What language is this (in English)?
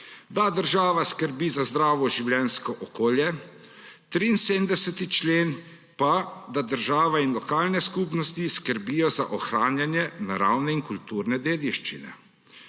Slovenian